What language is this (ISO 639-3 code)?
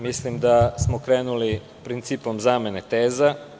srp